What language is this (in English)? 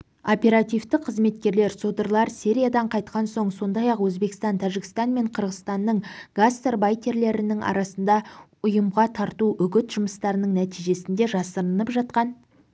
Kazakh